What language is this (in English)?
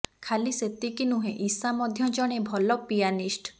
Odia